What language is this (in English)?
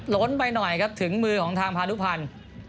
Thai